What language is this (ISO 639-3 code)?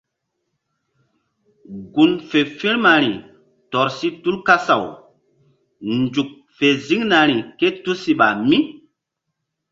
mdd